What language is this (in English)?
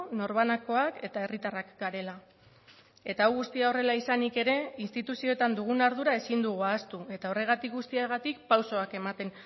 Basque